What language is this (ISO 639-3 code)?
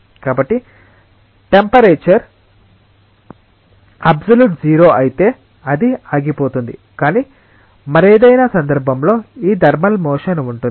tel